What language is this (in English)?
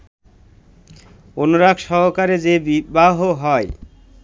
Bangla